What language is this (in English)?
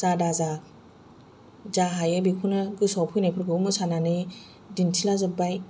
Bodo